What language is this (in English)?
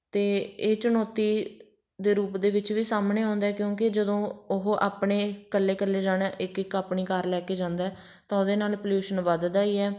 Punjabi